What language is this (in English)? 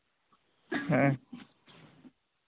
Santali